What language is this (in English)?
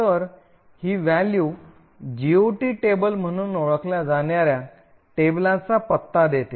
Marathi